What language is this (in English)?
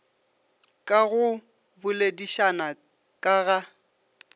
Northern Sotho